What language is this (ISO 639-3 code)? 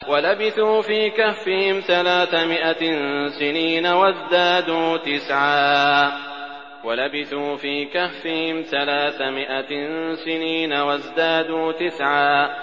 ara